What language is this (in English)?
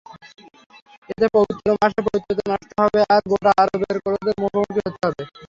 Bangla